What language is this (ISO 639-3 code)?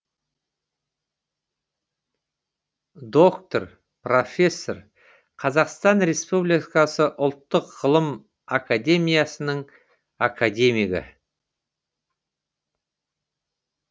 kaz